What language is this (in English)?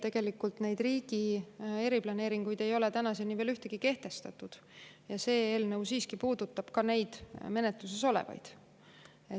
Estonian